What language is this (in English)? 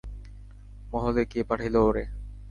Bangla